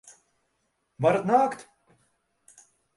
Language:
Latvian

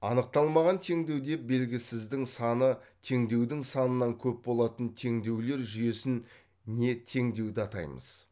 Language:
Kazakh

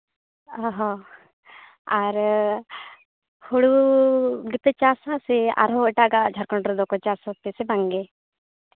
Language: Santali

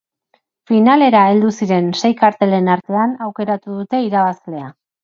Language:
Basque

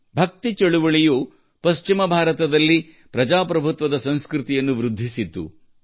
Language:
Kannada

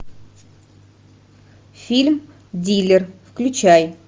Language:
Russian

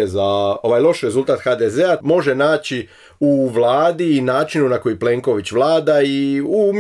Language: Croatian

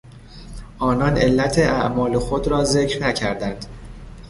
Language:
Persian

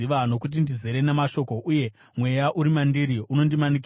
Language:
Shona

